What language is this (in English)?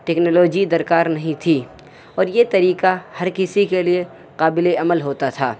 Urdu